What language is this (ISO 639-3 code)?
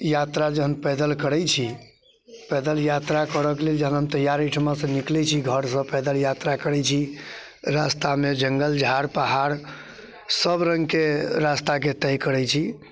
mai